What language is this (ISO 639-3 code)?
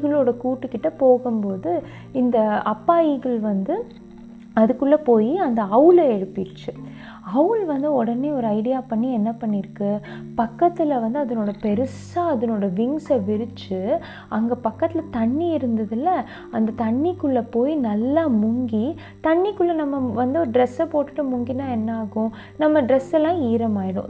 tam